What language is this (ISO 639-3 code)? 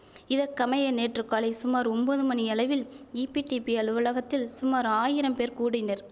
tam